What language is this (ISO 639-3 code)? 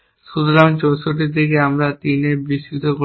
ben